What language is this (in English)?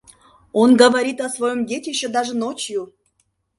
Mari